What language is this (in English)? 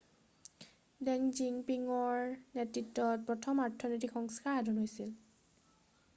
Assamese